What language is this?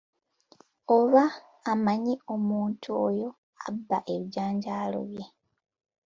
Ganda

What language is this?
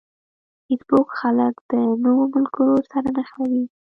Pashto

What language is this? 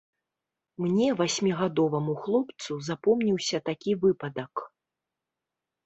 Belarusian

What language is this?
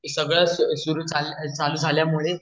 Marathi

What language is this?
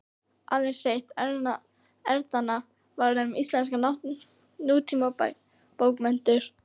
Icelandic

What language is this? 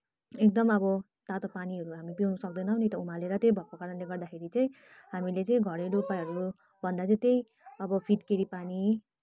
Nepali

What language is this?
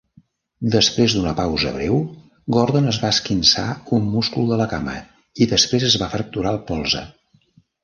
Catalan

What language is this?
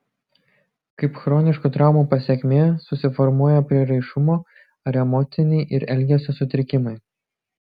Lithuanian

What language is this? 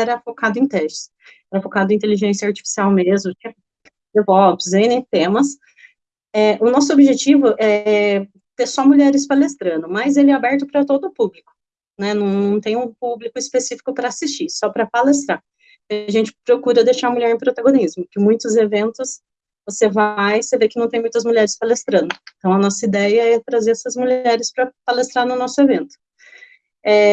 Portuguese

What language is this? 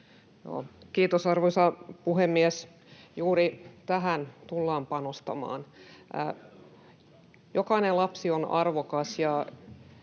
Finnish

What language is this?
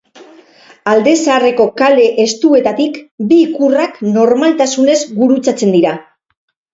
Basque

